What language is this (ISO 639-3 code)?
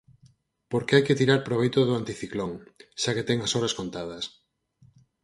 glg